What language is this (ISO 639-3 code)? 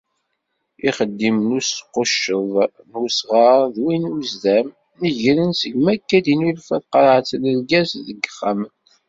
kab